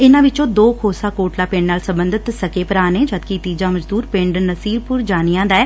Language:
Punjabi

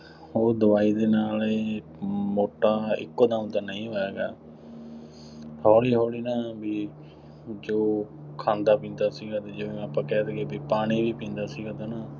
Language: Punjabi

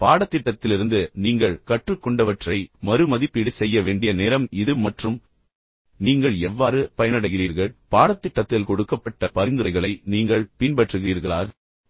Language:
Tamil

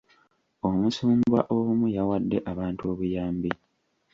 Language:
Ganda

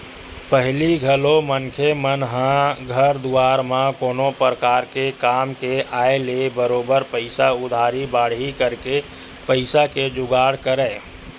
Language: Chhattisgarhi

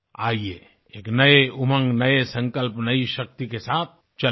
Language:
Hindi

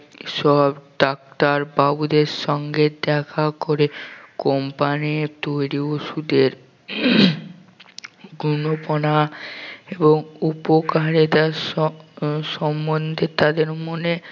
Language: Bangla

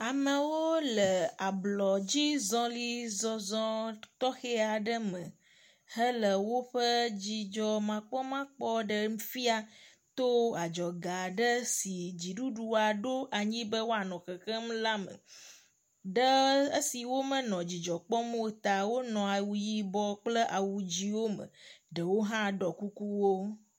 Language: Ewe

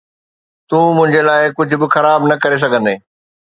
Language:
Sindhi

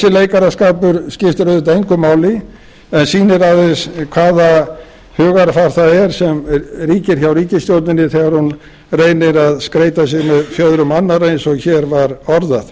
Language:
Icelandic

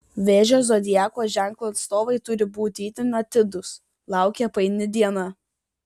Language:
Lithuanian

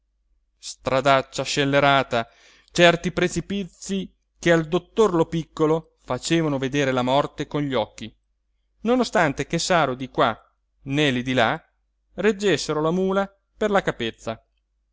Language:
Italian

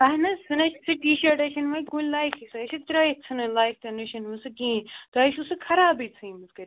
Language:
Kashmiri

